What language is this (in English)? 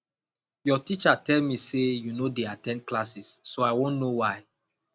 Nigerian Pidgin